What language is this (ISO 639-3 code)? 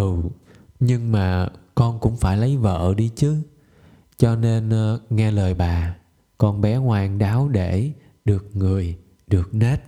vie